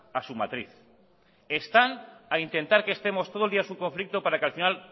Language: Spanish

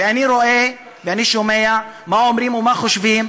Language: Hebrew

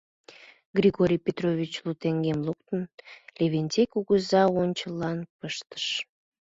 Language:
Mari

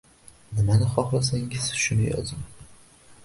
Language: Uzbek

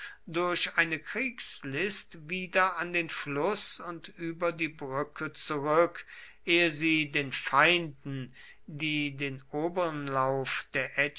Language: German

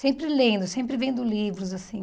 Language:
Portuguese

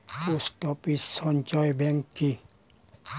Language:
Bangla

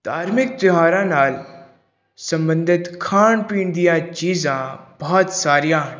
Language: Punjabi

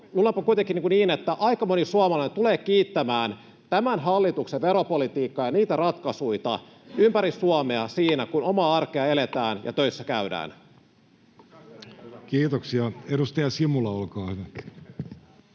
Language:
Finnish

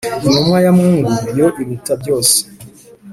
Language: Kinyarwanda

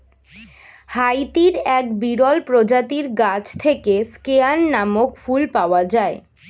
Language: Bangla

